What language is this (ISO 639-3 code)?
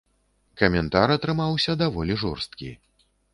bel